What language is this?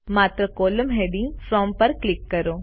Gujarati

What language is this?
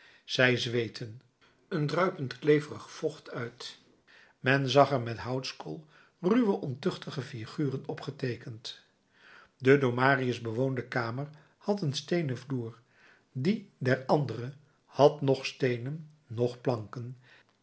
Dutch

